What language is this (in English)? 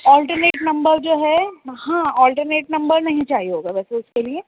Urdu